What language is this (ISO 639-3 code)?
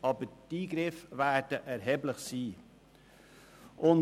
gsw